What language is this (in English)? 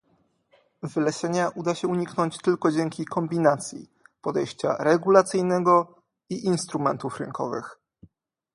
Polish